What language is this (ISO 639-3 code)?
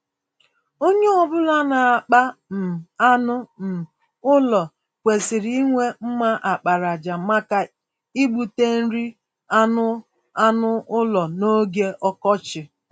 ibo